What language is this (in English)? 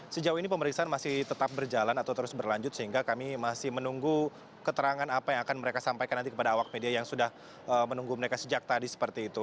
Indonesian